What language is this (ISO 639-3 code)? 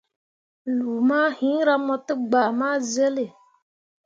mua